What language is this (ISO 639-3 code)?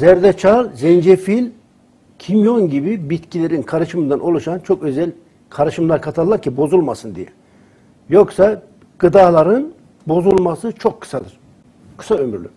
tur